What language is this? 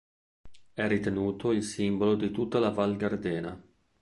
Italian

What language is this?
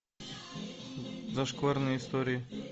Russian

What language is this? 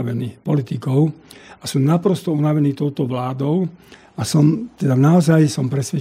Slovak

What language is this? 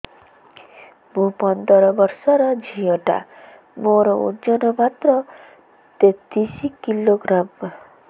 Odia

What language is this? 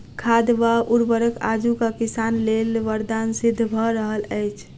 Maithili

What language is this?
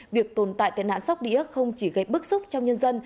Vietnamese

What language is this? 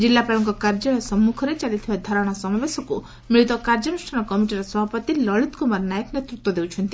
Odia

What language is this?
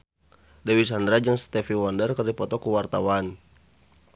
Sundanese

